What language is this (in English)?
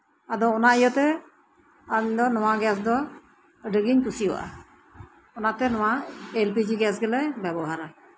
Santali